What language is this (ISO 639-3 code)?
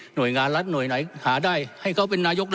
tha